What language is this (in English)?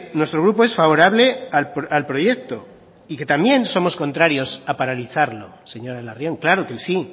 Spanish